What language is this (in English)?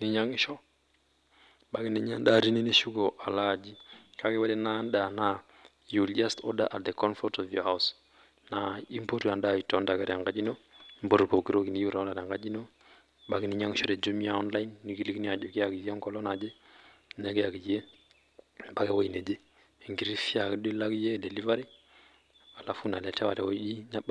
Masai